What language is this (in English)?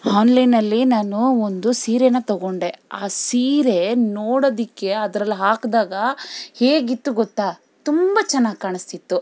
Kannada